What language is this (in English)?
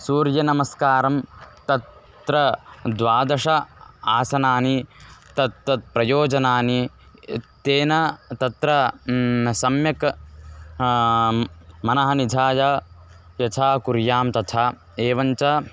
Sanskrit